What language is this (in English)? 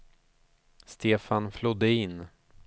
Swedish